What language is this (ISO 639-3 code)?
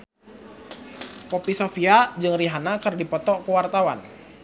sun